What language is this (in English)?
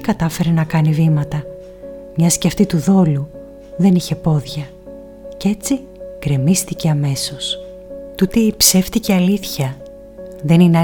Greek